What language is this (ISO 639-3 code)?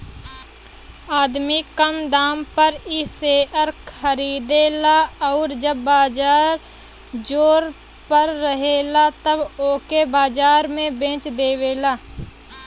bho